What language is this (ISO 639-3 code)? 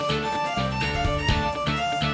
ind